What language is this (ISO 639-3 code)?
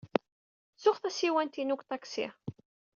kab